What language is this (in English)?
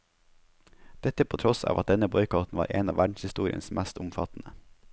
Norwegian